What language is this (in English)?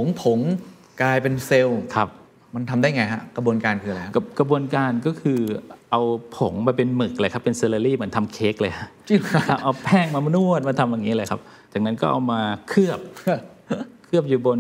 Thai